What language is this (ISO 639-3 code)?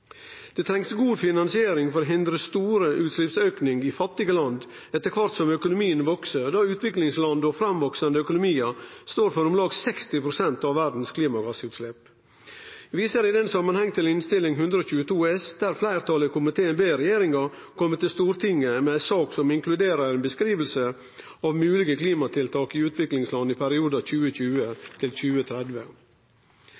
nno